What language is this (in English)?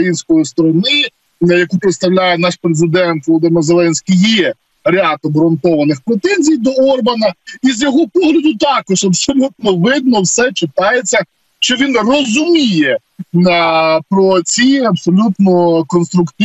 Ukrainian